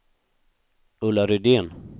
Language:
Swedish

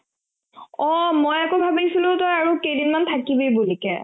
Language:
Assamese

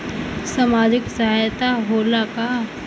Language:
Bhojpuri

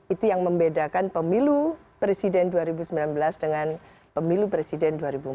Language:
Indonesian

